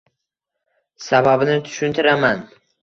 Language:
Uzbek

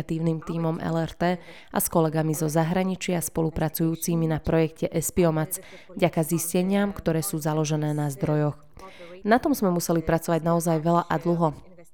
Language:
Slovak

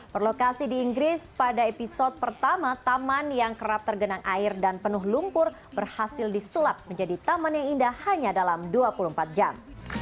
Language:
Indonesian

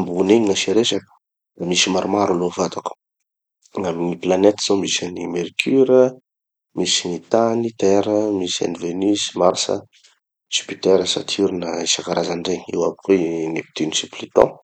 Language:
Tanosy Malagasy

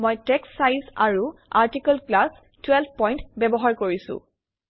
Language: Assamese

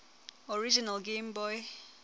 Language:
Southern Sotho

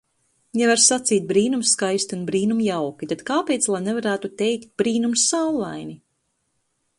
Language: Latvian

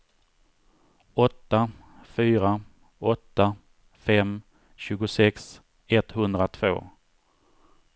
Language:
Swedish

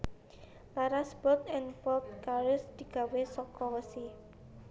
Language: Javanese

